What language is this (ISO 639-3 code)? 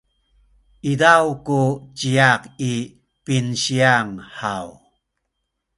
szy